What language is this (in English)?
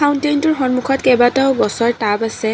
Assamese